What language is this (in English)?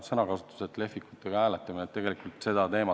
Estonian